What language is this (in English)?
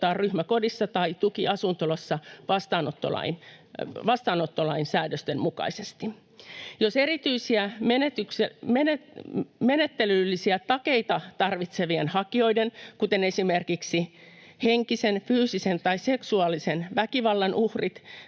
Finnish